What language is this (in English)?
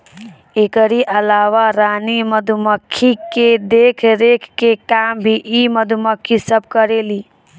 Bhojpuri